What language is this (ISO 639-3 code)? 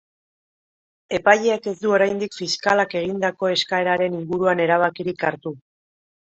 eus